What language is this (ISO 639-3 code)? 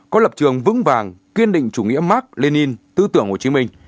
vie